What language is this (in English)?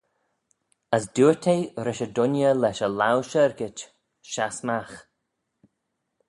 Manx